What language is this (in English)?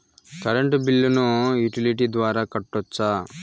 Telugu